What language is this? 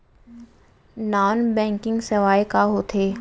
Chhattisgarhi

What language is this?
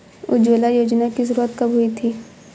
Hindi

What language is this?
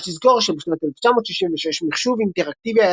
Hebrew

